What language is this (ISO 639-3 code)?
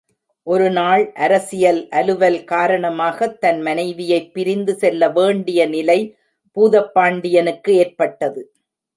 tam